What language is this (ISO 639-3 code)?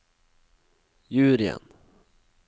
nor